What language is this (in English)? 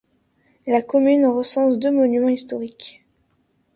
French